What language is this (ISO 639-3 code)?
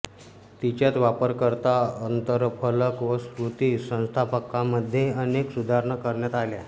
mar